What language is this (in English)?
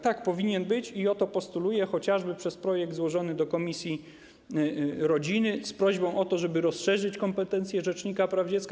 Polish